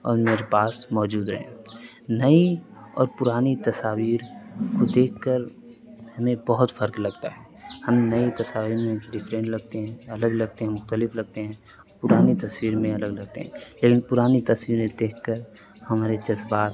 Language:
Urdu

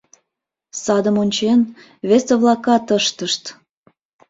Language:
Mari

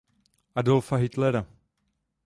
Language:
Czech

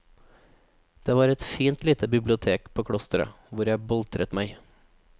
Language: Norwegian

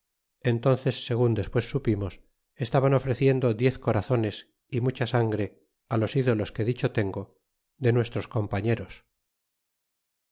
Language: Spanish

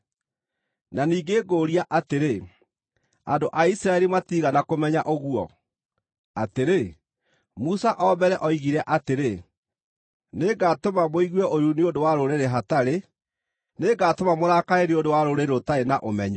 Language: Kikuyu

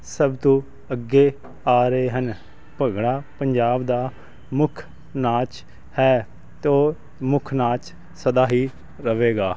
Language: Punjabi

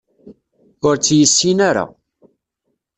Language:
Kabyle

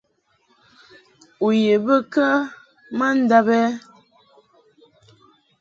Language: Mungaka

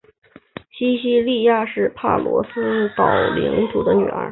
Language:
Chinese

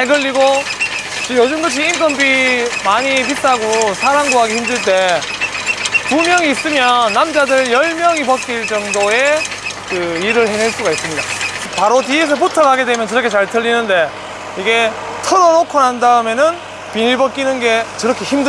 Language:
Korean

